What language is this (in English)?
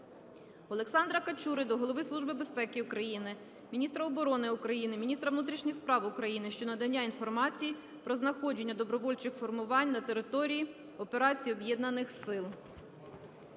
Ukrainian